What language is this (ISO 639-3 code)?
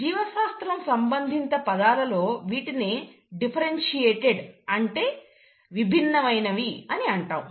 tel